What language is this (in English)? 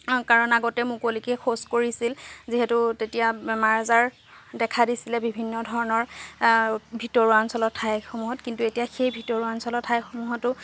Assamese